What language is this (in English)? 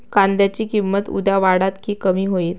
Marathi